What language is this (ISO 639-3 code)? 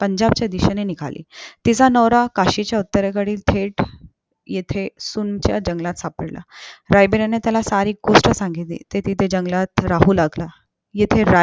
mar